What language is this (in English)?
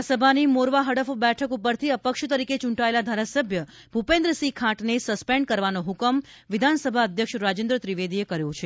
Gujarati